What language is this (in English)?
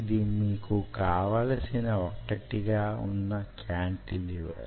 Telugu